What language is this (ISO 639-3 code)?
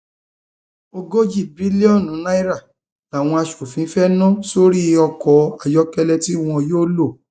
yor